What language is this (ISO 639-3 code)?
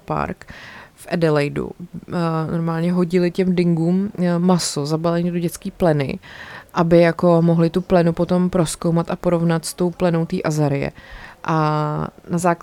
ces